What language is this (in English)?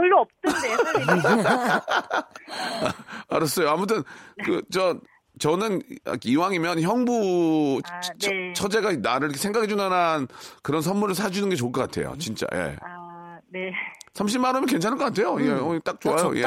Korean